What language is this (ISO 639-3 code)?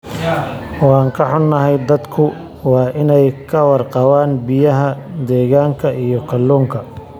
som